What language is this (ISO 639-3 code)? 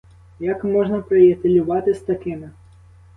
ukr